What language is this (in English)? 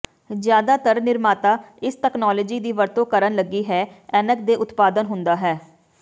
Punjabi